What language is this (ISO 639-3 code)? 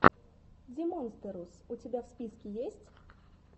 rus